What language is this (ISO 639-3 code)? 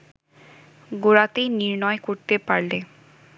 ben